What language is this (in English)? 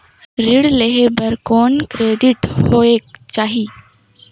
Chhattisgarhi